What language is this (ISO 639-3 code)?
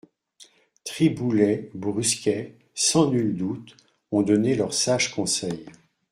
fra